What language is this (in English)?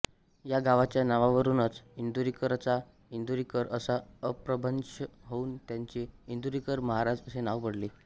Marathi